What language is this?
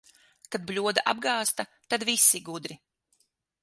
Latvian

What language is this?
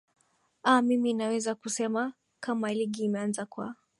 Swahili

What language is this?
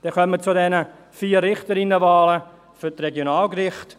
Swiss German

